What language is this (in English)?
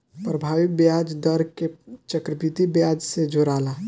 Bhojpuri